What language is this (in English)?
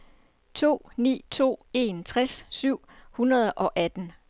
Danish